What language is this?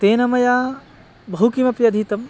Sanskrit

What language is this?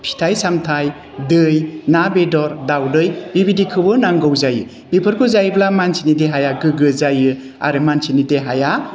Bodo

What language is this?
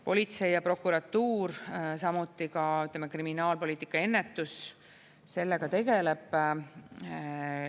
Estonian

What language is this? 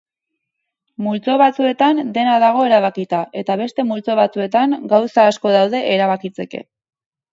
Basque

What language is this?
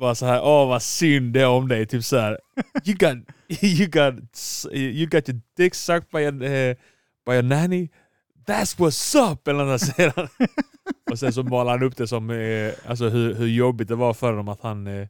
Swedish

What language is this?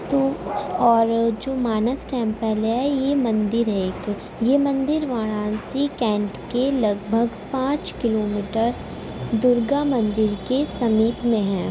Urdu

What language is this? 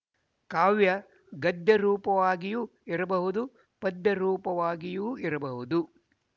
Kannada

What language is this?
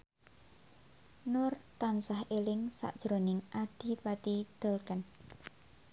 Javanese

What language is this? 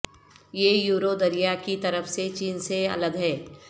Urdu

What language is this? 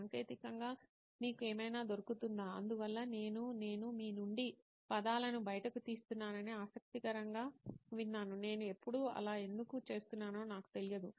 Telugu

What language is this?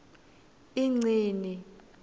Swati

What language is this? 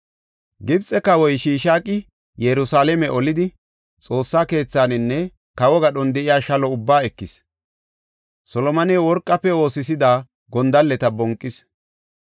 Gofa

